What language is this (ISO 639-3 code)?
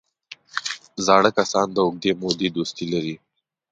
pus